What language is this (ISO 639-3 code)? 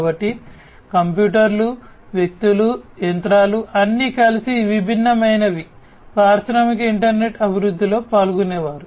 tel